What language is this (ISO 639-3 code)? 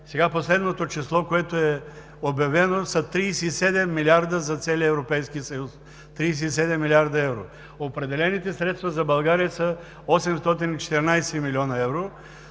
bul